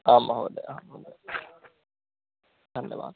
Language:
Sanskrit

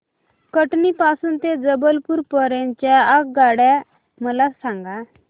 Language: Marathi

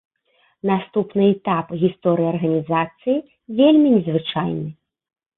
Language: Belarusian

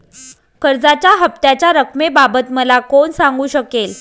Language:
Marathi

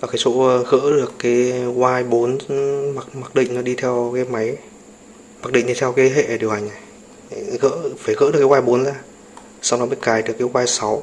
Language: Vietnamese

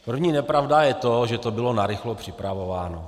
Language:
Czech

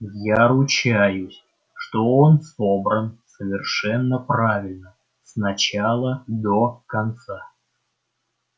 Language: Russian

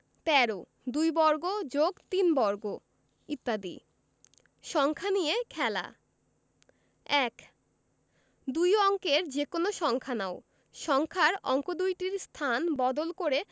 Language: Bangla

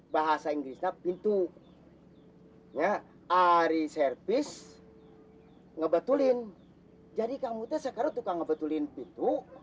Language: Indonesian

